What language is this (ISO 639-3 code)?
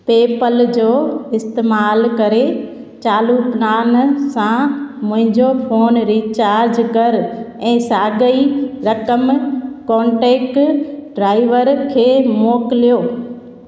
snd